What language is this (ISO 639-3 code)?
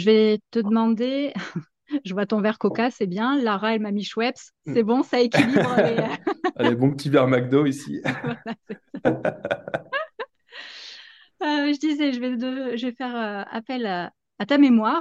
fra